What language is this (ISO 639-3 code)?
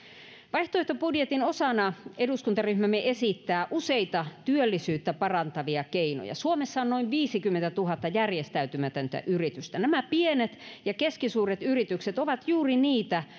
fin